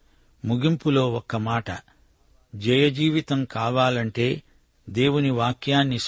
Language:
Telugu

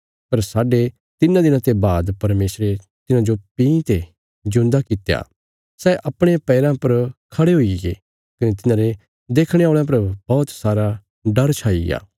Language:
Bilaspuri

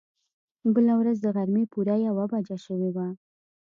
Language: Pashto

